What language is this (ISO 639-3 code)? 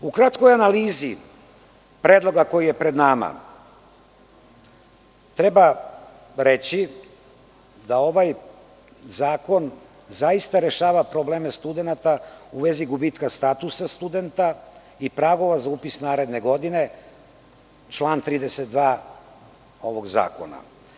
srp